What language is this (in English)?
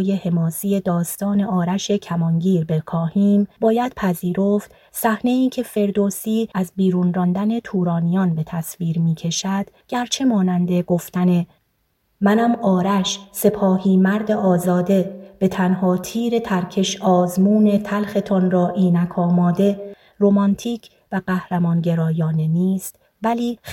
Persian